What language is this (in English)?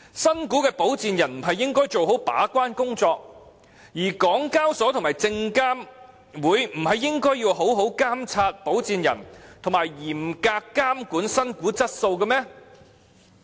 Cantonese